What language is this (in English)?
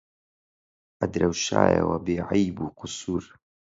Central Kurdish